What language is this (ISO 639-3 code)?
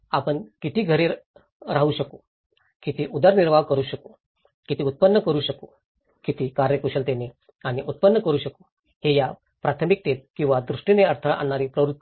mar